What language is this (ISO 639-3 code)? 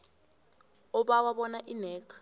nbl